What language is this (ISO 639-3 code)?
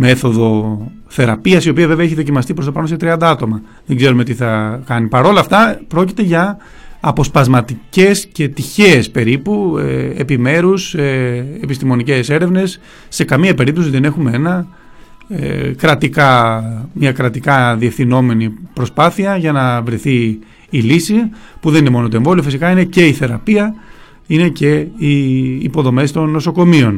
ell